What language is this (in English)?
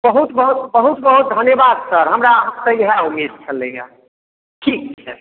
Maithili